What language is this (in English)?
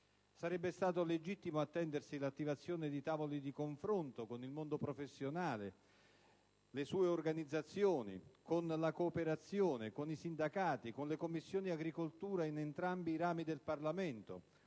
Italian